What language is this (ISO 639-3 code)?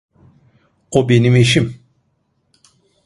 tur